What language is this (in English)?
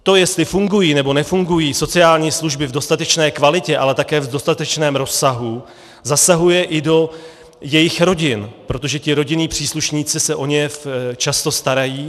Czech